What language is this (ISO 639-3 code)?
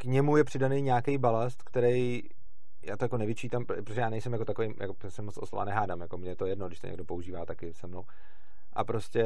ces